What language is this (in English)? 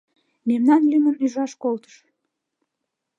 Mari